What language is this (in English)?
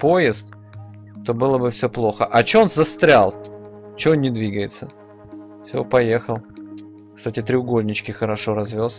Russian